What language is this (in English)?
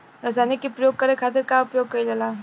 Bhojpuri